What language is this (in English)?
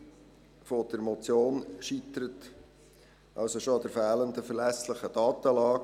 Swiss German